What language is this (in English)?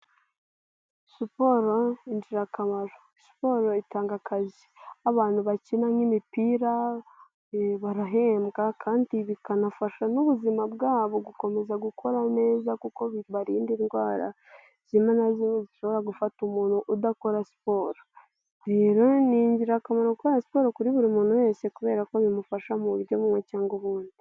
Kinyarwanda